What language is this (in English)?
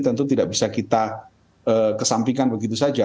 Indonesian